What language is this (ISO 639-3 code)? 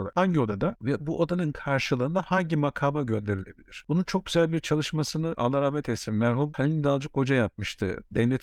tur